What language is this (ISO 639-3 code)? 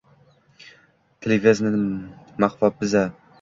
uzb